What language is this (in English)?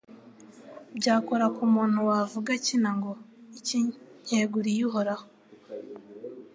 Kinyarwanda